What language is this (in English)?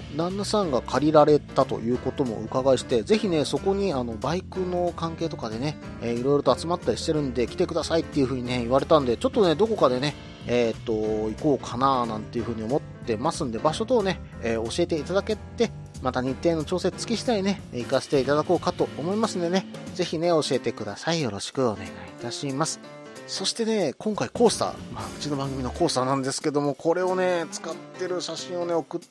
Japanese